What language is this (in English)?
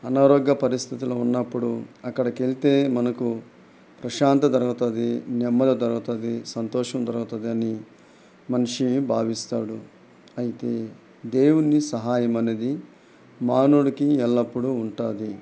Telugu